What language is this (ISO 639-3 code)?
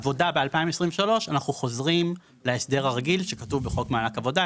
heb